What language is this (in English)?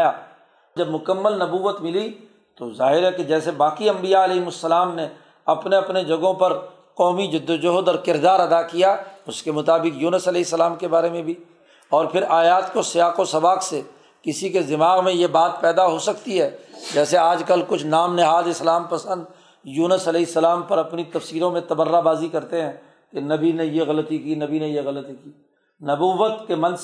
Urdu